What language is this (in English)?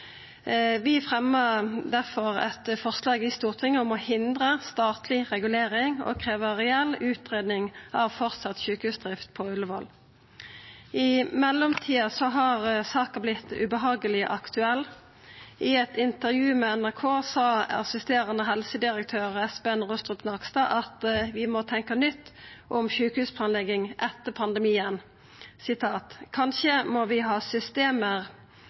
Norwegian Nynorsk